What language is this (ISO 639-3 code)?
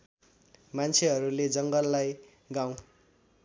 nep